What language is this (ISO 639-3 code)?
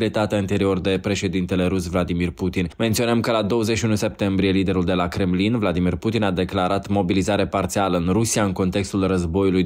ron